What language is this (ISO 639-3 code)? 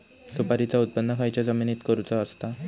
mar